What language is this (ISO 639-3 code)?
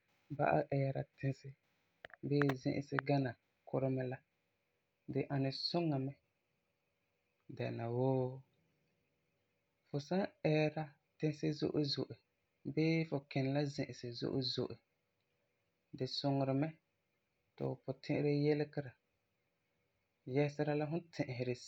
gur